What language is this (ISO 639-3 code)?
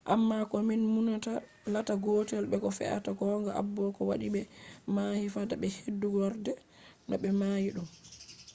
ful